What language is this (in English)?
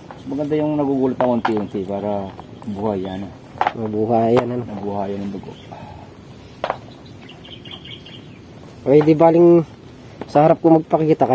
Filipino